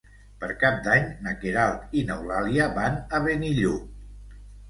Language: Catalan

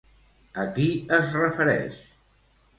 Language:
Catalan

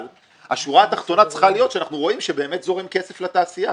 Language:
Hebrew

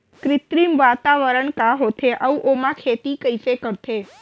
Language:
Chhattisgarhi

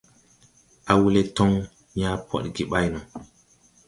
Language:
Tupuri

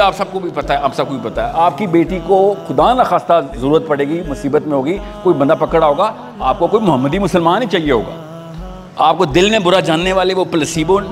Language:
Hindi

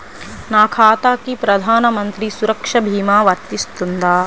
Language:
Telugu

